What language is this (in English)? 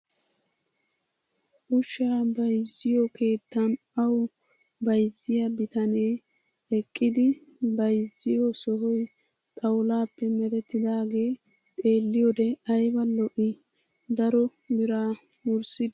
Wolaytta